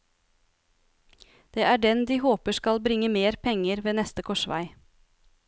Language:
Norwegian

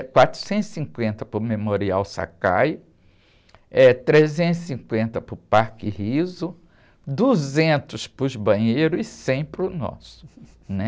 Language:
Portuguese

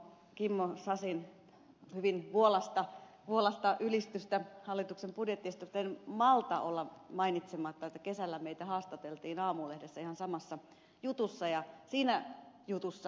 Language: Finnish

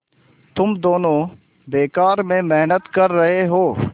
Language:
Hindi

